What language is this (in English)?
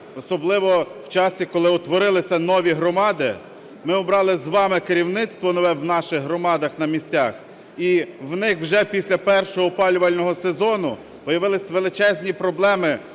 Ukrainian